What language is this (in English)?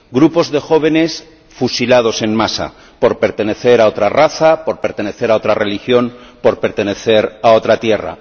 Spanish